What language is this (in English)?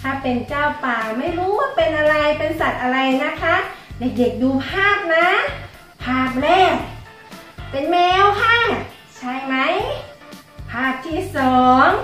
Thai